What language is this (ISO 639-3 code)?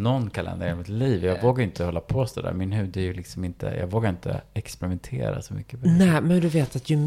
swe